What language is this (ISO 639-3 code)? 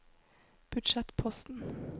nor